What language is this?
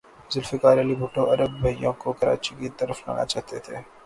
Urdu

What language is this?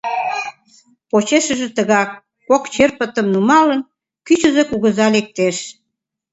Mari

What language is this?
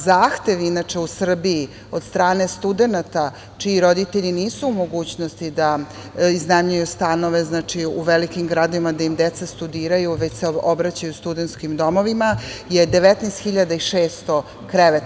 Serbian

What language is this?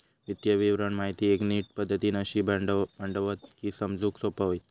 Marathi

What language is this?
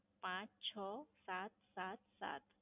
Gujarati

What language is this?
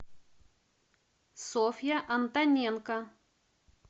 Russian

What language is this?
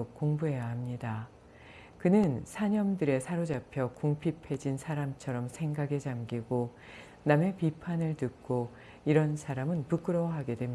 Korean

